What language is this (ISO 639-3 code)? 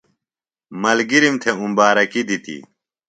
phl